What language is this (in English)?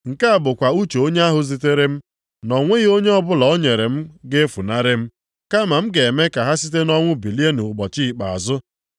Igbo